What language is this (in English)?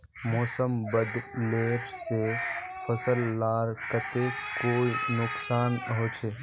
Magahi